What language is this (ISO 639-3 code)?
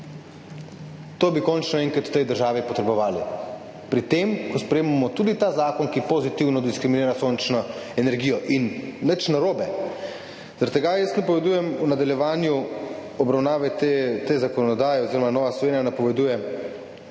slv